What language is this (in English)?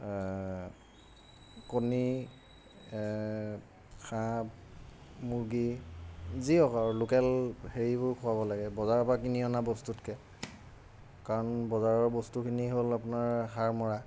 Assamese